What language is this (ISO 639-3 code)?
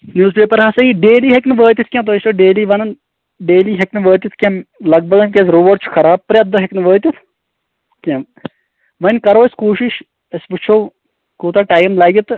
kas